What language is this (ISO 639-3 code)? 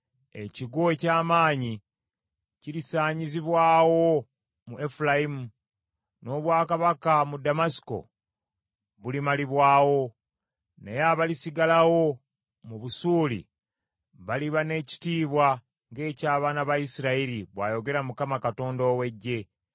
lug